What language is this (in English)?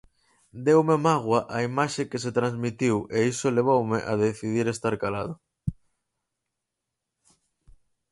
Galician